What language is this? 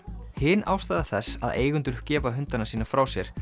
Icelandic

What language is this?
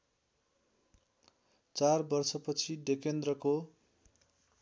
Nepali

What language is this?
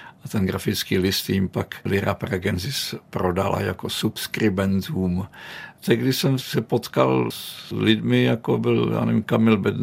Czech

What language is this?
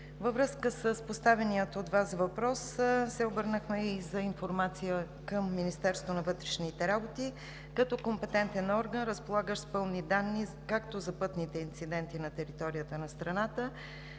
Bulgarian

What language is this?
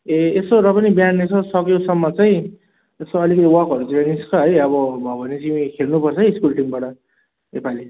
Nepali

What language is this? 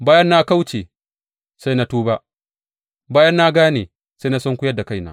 Hausa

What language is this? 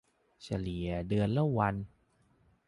Thai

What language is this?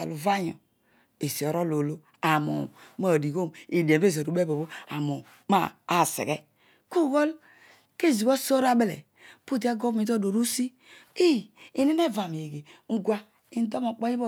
Odual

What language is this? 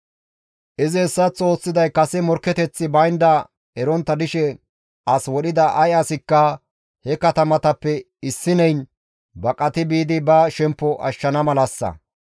Gamo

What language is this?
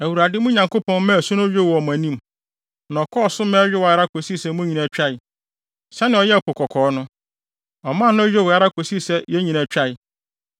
Akan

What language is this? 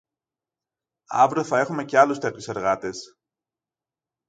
Greek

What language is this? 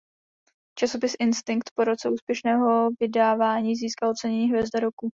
Czech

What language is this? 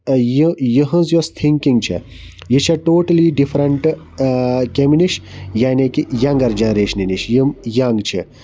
Kashmiri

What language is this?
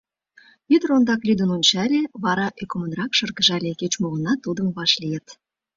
Mari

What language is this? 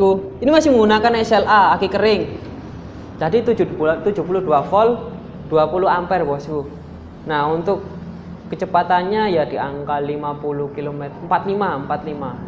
Indonesian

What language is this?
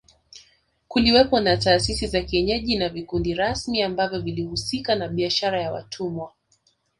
Swahili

